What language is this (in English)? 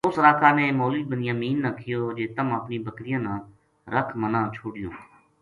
Gujari